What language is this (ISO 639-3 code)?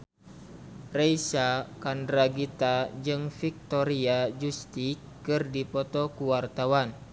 sun